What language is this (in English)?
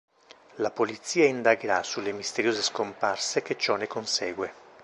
Italian